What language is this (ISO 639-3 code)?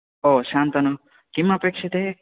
san